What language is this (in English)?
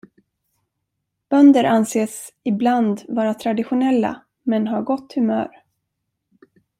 Swedish